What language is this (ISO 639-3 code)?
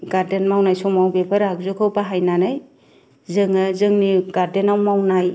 brx